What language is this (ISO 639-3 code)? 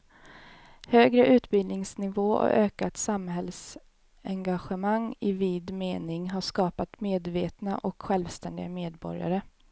swe